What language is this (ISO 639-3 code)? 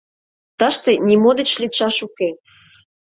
chm